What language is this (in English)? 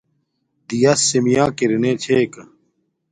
Domaaki